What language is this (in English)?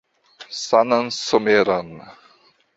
Esperanto